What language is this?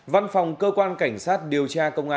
Vietnamese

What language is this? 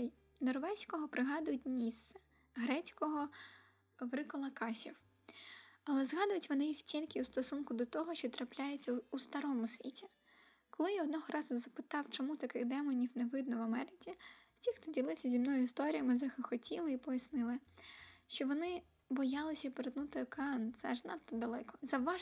Ukrainian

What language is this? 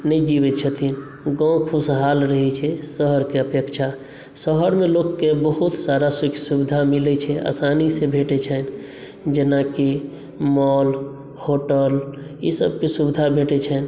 Maithili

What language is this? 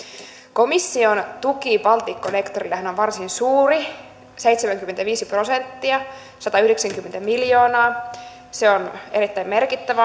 Finnish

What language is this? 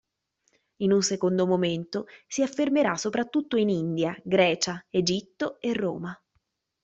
Italian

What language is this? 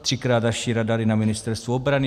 Czech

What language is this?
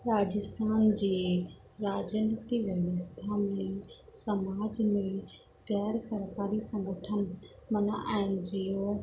Sindhi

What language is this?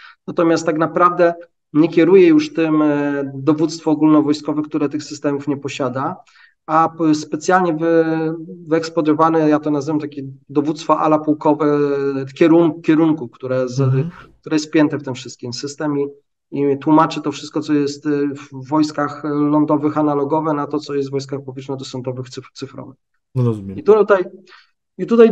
Polish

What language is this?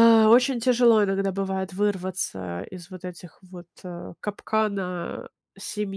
Russian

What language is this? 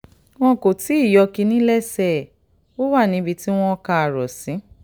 Yoruba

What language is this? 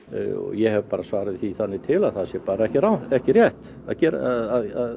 Icelandic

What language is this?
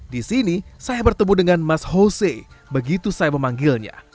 Indonesian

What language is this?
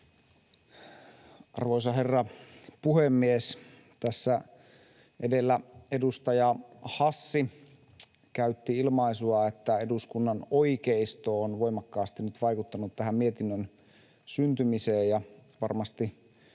Finnish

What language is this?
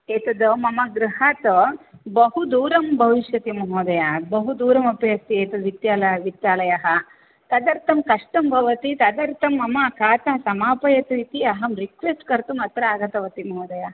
Sanskrit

